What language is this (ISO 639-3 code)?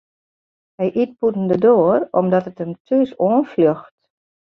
fry